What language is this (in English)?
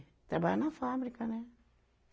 Portuguese